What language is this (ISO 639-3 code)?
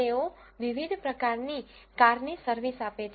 guj